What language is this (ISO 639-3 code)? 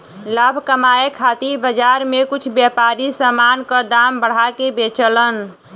bho